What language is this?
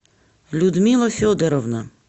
Russian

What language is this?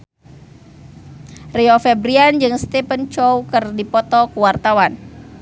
Sundanese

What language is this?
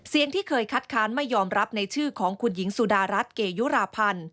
Thai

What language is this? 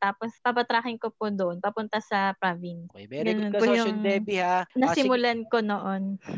Filipino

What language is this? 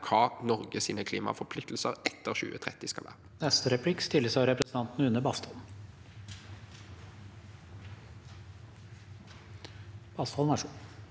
Norwegian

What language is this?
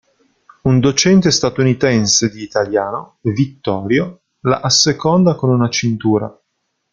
Italian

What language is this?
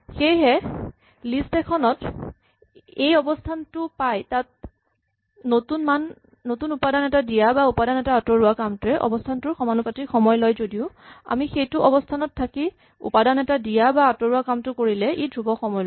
Assamese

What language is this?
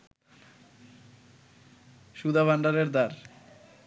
Bangla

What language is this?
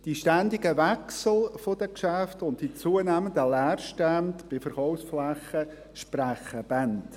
Swiss German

